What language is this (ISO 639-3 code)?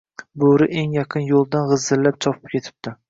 uzb